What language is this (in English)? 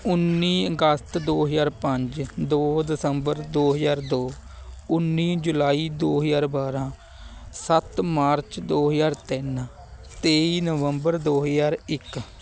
Punjabi